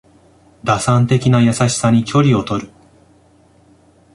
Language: Japanese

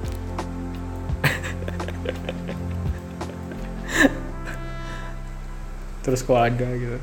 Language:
Indonesian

